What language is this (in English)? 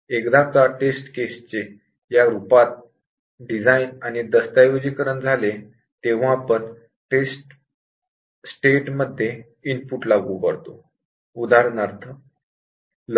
Marathi